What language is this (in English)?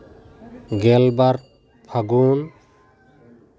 Santali